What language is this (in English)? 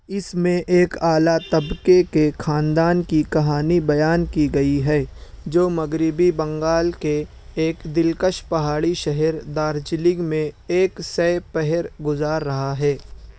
Urdu